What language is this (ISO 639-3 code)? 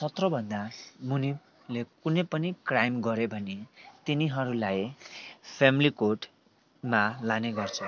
nep